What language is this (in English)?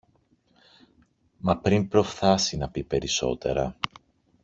Greek